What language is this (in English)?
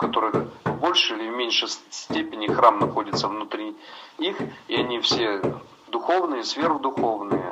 Russian